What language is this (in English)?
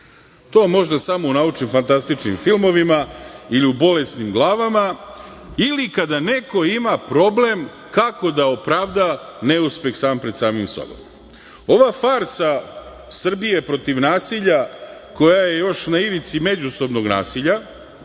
Serbian